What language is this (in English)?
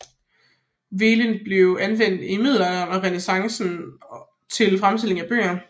Danish